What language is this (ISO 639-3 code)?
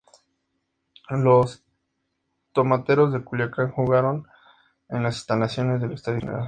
spa